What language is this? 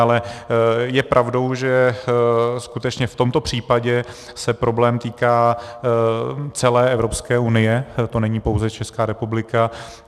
Czech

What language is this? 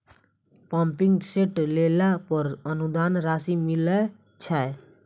Maithili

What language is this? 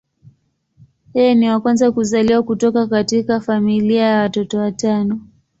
Swahili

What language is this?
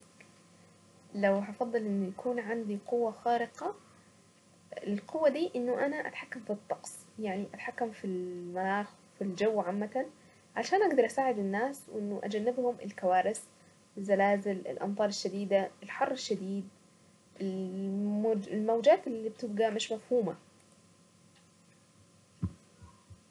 Saidi Arabic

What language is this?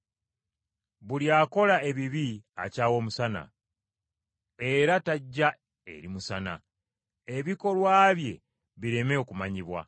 Ganda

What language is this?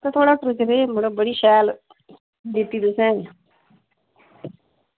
Dogri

